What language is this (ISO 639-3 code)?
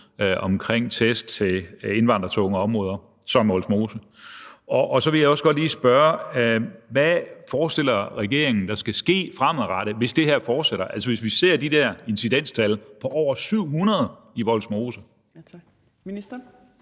dan